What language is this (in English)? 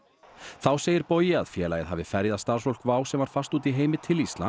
Icelandic